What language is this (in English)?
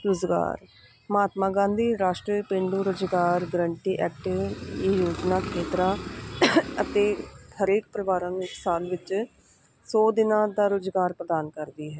Punjabi